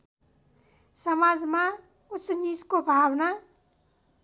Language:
Nepali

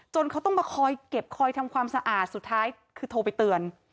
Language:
Thai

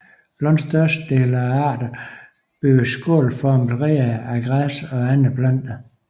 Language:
Danish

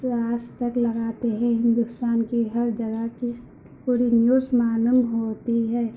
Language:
Urdu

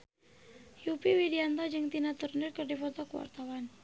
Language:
Sundanese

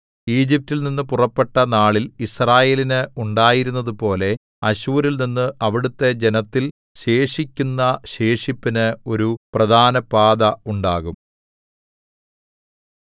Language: Malayalam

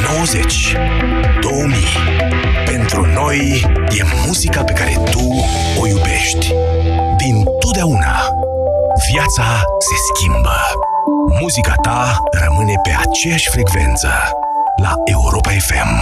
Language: Romanian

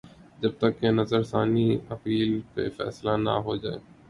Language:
Urdu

